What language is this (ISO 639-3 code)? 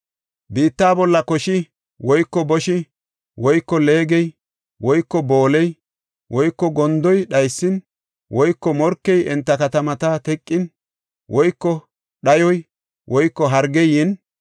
gof